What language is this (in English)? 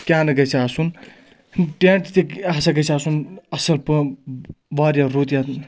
Kashmiri